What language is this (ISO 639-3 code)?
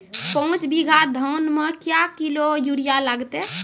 mai